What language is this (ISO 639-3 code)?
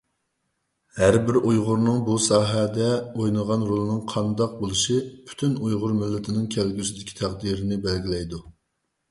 uig